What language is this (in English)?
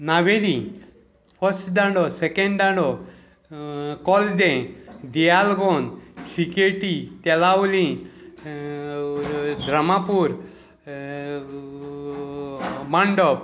Konkani